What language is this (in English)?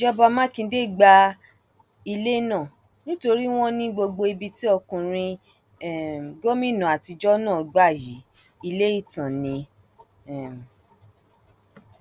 Yoruba